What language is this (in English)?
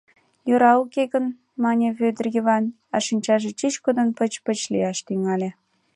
Mari